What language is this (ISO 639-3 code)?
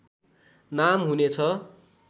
nep